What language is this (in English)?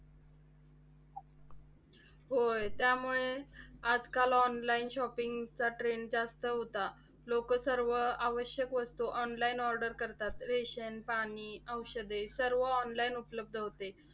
Marathi